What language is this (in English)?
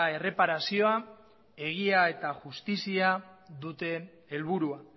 Basque